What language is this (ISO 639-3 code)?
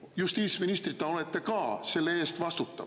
est